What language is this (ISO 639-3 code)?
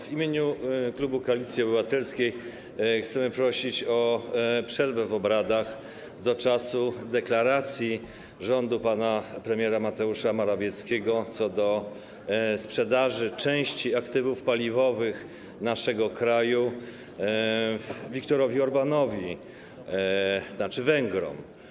pol